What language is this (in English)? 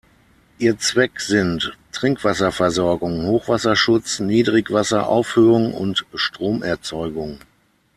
German